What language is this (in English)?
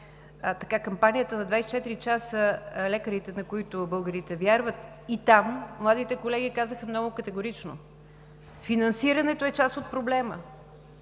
Bulgarian